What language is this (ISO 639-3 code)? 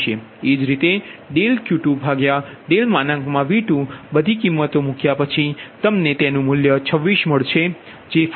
guj